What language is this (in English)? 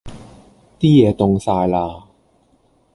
Cantonese